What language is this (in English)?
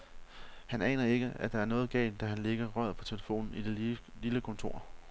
Danish